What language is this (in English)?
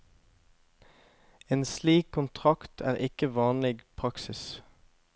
Norwegian